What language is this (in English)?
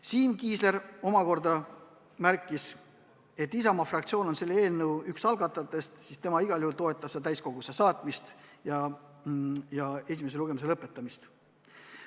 Estonian